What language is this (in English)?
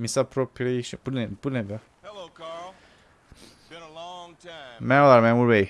Turkish